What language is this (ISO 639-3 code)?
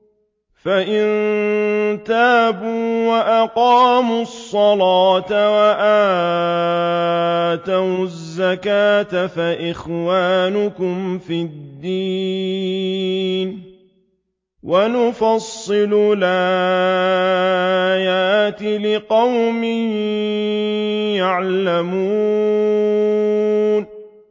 ara